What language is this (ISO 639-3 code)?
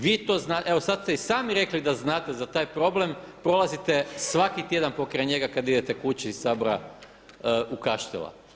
hrv